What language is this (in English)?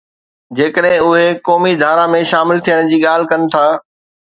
Sindhi